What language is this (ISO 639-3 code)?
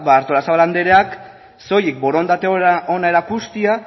eus